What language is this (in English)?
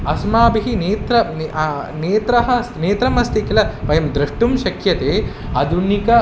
Sanskrit